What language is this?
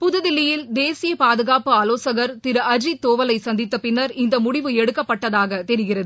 Tamil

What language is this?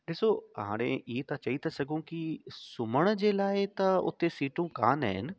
Sindhi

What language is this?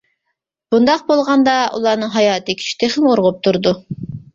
Uyghur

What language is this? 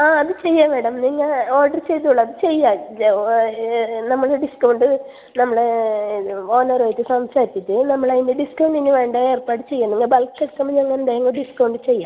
Malayalam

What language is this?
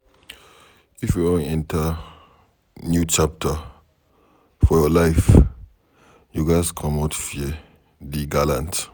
Nigerian Pidgin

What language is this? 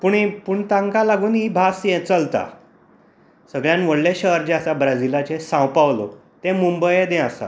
Konkani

